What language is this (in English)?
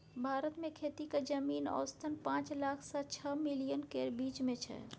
Maithili